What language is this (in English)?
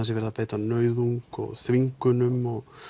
Icelandic